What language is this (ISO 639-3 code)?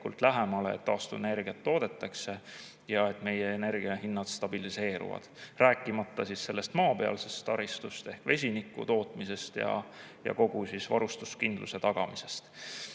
est